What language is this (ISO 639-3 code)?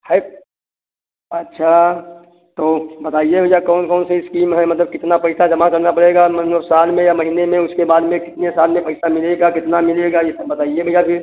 hin